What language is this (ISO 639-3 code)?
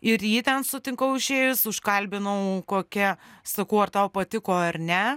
lit